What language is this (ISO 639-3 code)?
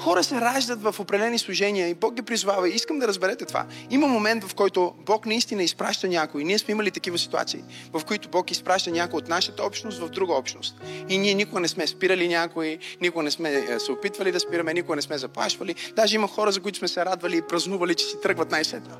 bul